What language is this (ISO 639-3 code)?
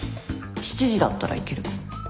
jpn